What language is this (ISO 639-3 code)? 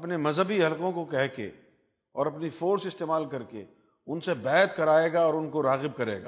urd